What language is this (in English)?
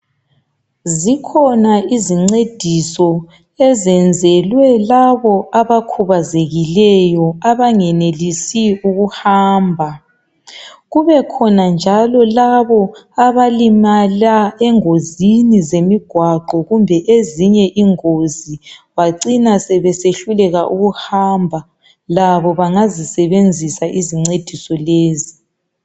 North Ndebele